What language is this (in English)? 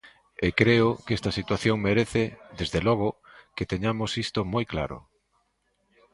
Galician